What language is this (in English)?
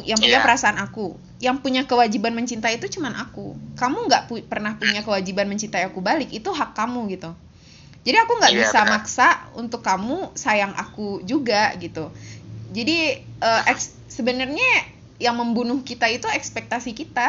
Indonesian